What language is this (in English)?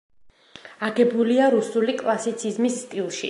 Georgian